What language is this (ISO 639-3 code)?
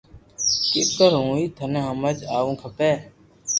lrk